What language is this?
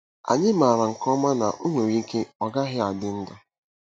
Igbo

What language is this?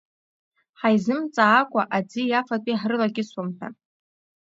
Abkhazian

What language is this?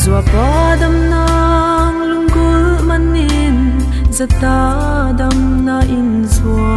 Thai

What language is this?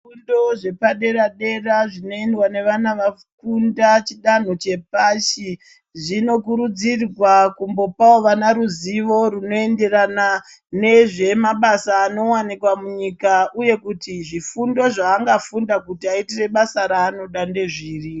Ndau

